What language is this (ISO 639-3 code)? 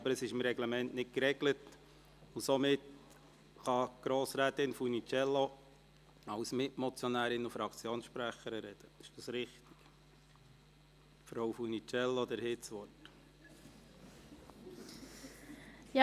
gsw